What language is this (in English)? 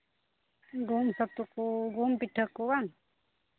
Santali